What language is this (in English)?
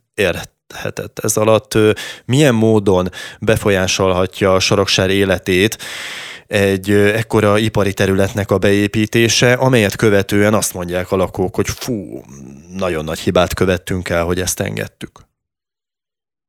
Hungarian